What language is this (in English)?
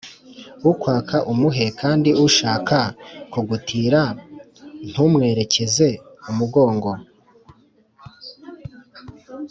Kinyarwanda